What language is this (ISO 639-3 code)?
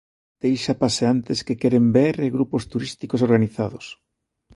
glg